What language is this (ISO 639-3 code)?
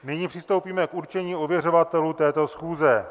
ces